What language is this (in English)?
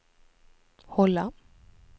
Swedish